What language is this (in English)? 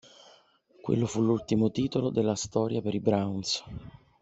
Italian